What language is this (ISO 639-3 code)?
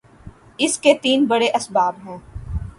urd